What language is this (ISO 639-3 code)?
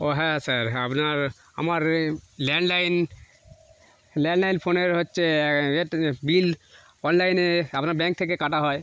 ben